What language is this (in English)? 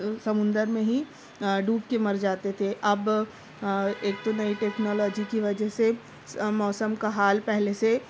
Urdu